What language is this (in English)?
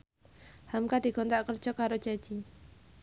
Javanese